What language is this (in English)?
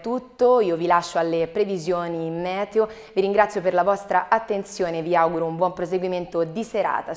Italian